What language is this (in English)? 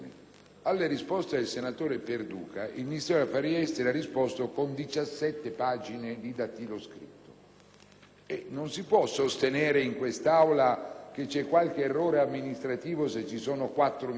Italian